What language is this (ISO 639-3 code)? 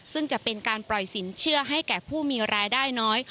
tha